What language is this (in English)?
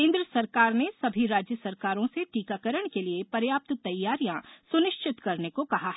Hindi